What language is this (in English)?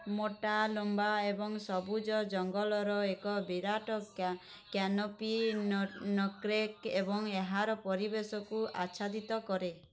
Odia